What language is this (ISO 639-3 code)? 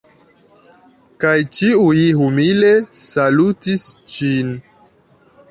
epo